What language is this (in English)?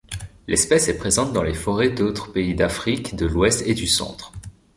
French